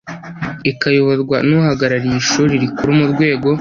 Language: Kinyarwanda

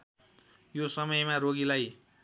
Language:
Nepali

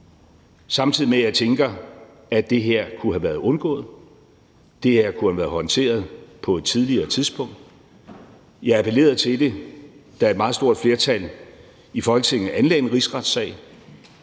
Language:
Danish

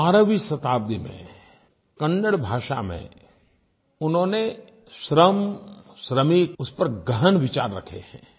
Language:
Hindi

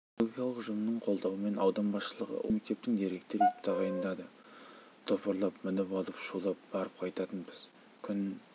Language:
Kazakh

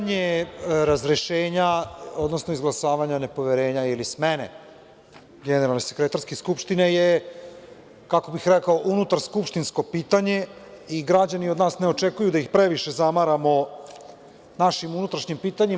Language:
Serbian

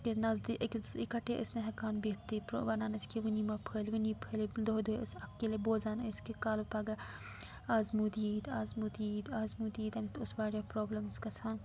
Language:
Kashmiri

